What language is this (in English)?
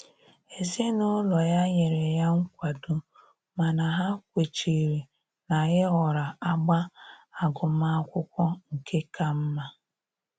Igbo